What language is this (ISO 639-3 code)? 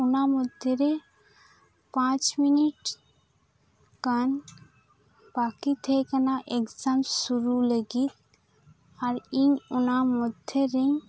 sat